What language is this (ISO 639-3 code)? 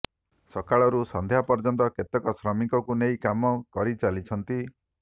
ori